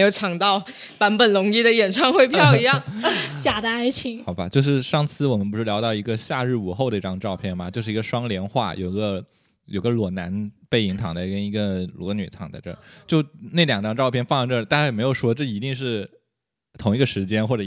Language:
Chinese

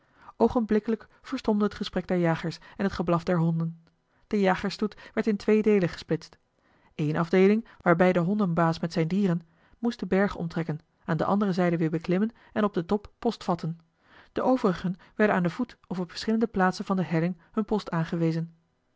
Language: Dutch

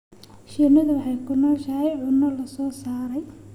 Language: Somali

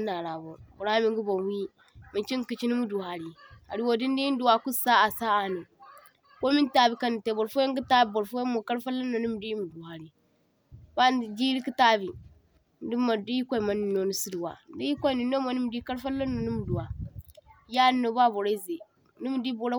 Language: Zarma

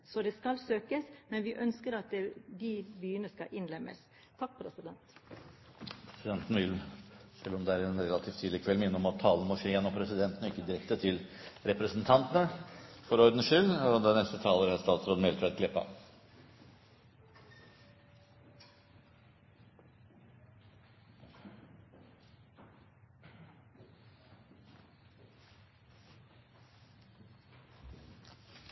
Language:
Norwegian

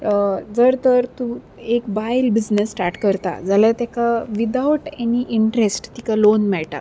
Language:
Konkani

